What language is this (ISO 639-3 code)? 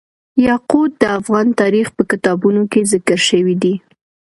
pus